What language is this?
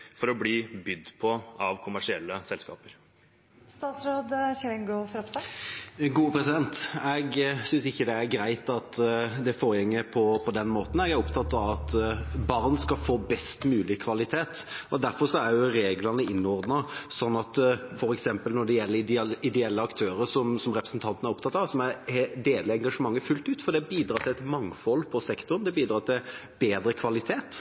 Norwegian Bokmål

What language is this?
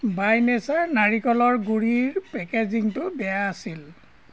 Assamese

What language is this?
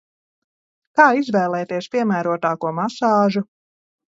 Latvian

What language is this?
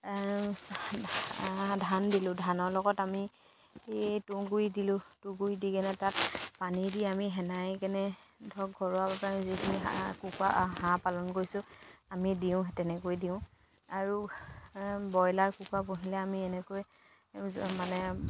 Assamese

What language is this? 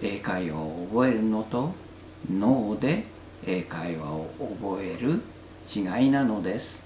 Japanese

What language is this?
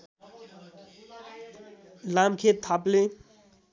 Nepali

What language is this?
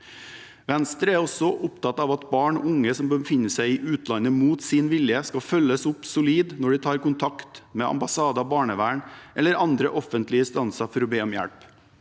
Norwegian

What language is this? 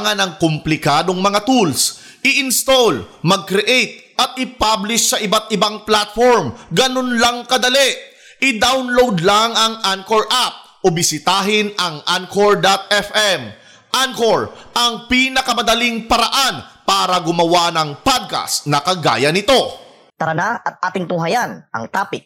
Filipino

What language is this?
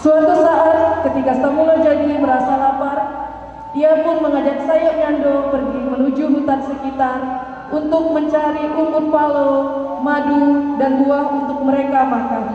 Indonesian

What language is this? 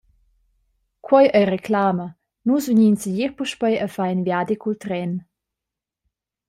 Romansh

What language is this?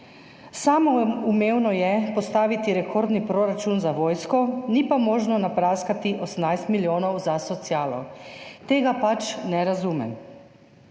Slovenian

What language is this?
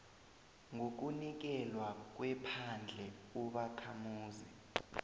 South Ndebele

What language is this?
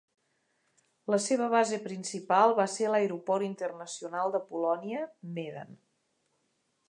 Catalan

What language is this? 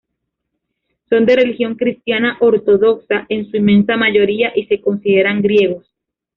Spanish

